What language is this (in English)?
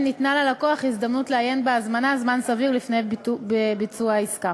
Hebrew